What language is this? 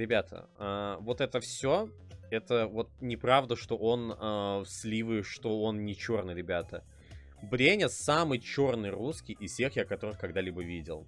Russian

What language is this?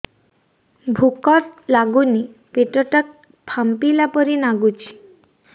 Odia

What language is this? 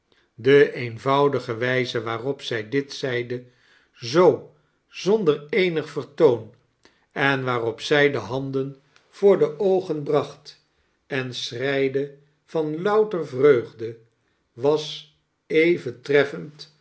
Dutch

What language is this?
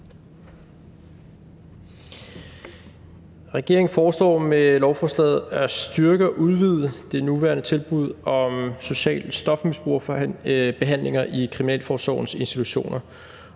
Danish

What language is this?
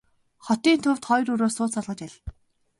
Mongolian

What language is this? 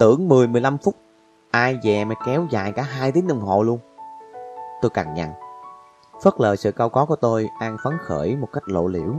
Vietnamese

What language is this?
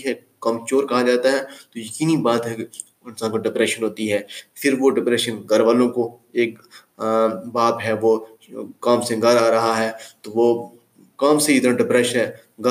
Urdu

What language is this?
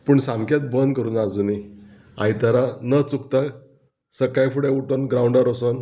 Konkani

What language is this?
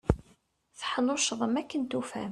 Kabyle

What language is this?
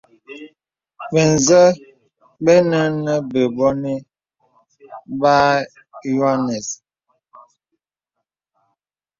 Bebele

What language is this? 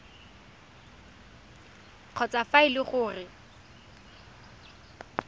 Tswana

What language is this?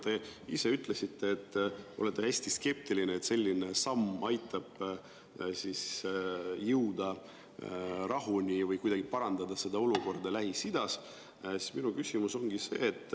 Estonian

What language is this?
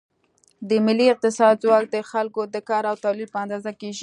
Pashto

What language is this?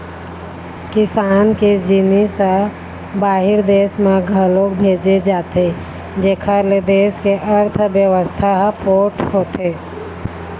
Chhattisgarhi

